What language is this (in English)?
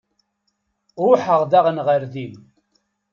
Kabyle